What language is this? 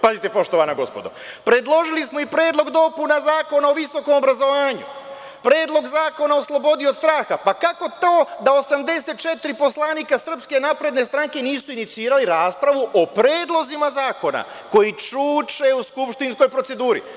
Serbian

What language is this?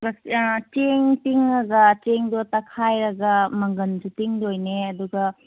Manipuri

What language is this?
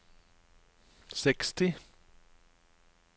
Norwegian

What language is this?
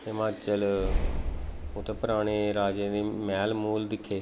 Dogri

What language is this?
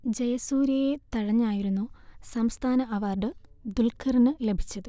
Malayalam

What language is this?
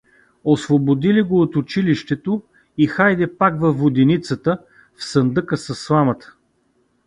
Bulgarian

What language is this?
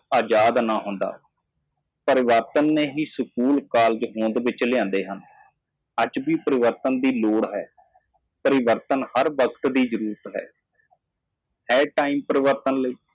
Punjabi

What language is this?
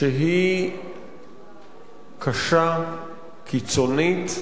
Hebrew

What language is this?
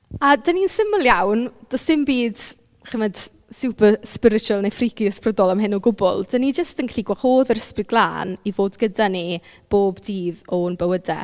Welsh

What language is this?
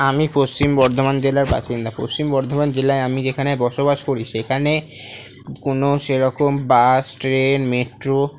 Bangla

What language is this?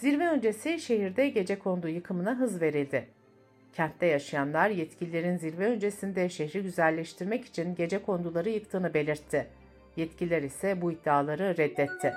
Turkish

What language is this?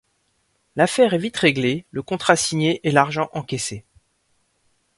French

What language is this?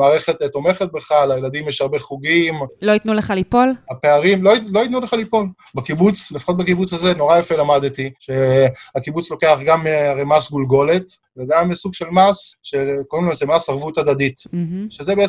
Hebrew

